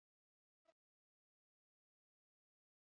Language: Basque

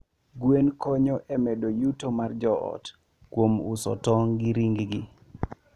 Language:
Luo (Kenya and Tanzania)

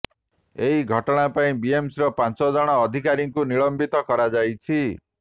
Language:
Odia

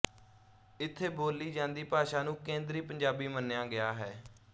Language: Punjabi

